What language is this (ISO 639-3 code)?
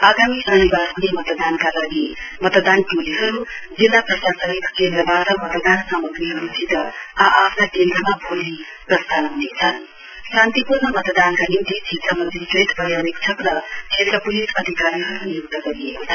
nep